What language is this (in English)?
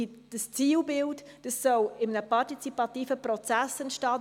Swiss German